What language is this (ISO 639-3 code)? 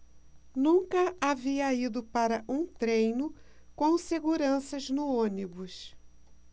por